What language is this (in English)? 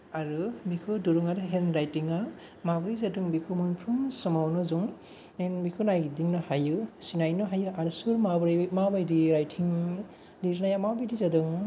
Bodo